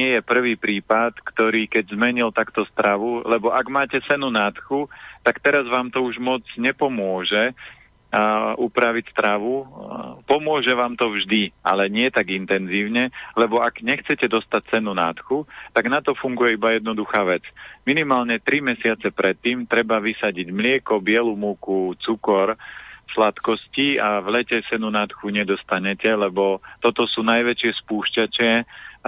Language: Slovak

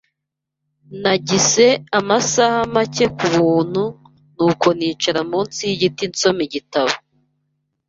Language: Kinyarwanda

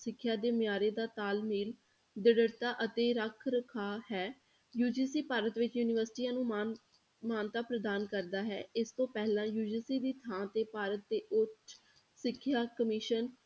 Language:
Punjabi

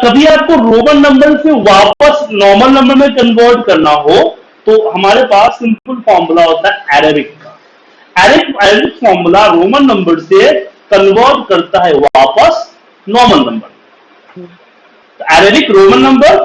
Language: Hindi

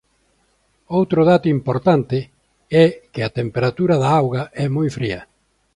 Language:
Galician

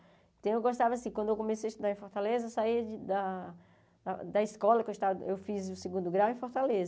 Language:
Portuguese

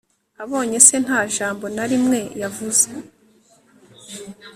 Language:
Kinyarwanda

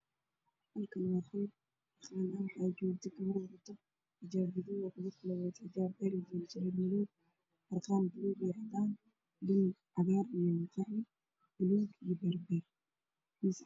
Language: Somali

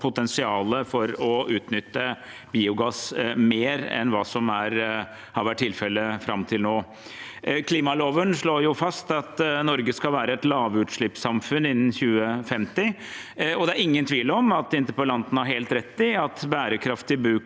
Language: Norwegian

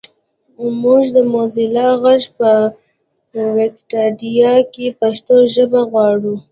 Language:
Pashto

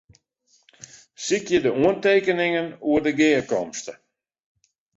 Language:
Western Frisian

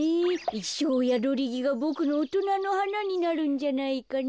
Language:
Japanese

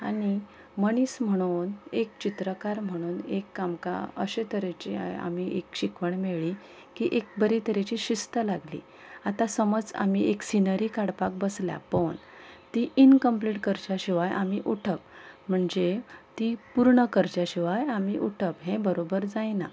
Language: Konkani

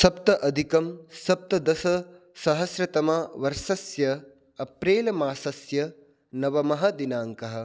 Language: Sanskrit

